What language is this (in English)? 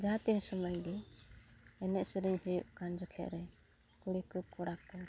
Santali